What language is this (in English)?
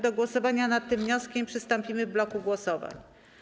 Polish